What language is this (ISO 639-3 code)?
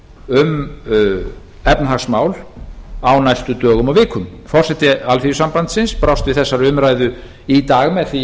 isl